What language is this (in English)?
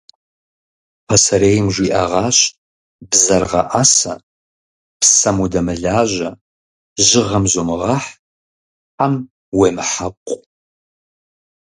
Kabardian